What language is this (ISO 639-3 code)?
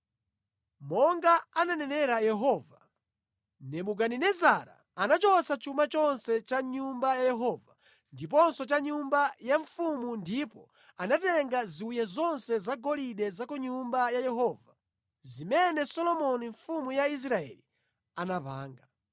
nya